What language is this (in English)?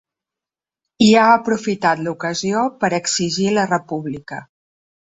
Catalan